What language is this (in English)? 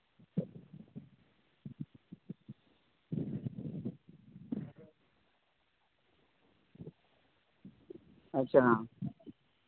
Santali